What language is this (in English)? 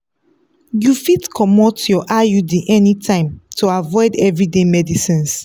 Nigerian Pidgin